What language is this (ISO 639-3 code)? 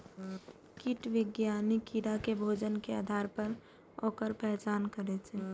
mai